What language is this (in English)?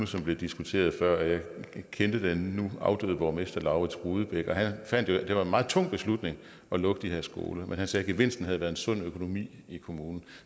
Danish